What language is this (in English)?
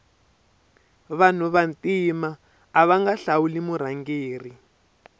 Tsonga